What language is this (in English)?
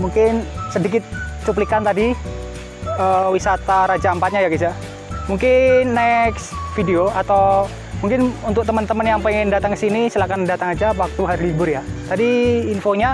Indonesian